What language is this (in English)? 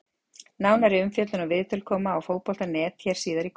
Icelandic